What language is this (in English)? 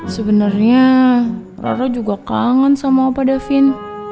Indonesian